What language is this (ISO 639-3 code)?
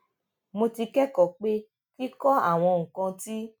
yor